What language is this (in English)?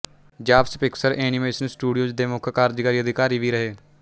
Punjabi